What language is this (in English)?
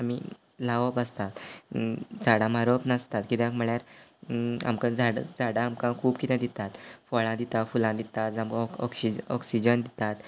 Konkani